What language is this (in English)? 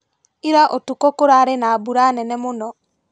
Kikuyu